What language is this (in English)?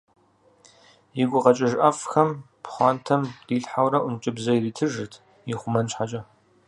Kabardian